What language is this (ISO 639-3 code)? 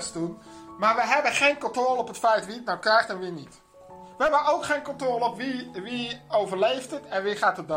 nld